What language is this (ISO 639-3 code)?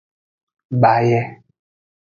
ajg